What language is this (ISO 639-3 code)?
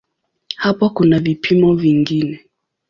swa